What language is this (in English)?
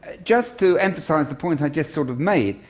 English